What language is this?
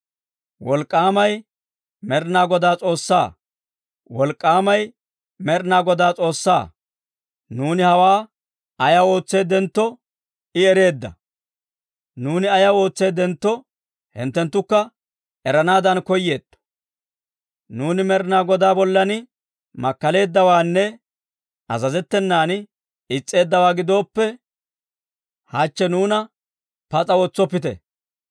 Dawro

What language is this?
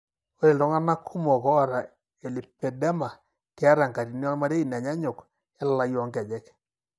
Masai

